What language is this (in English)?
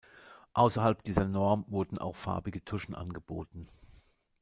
German